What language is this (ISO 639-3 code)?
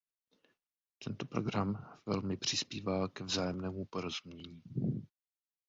ces